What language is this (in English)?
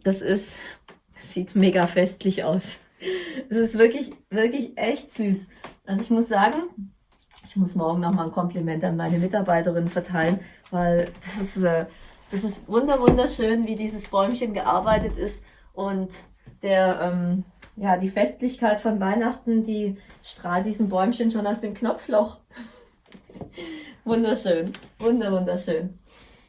German